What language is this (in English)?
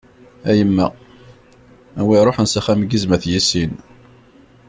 Kabyle